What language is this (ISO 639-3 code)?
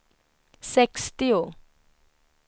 swe